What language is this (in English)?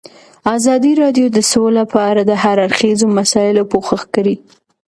Pashto